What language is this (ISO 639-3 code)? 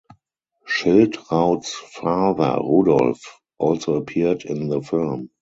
eng